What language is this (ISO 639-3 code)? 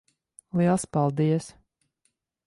lav